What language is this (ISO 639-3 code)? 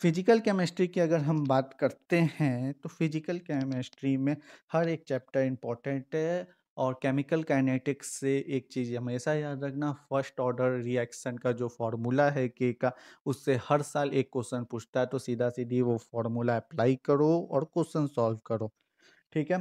hin